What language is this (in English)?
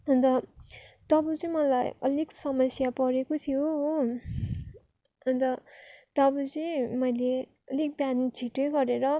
Nepali